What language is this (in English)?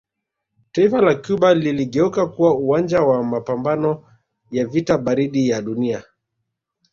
Swahili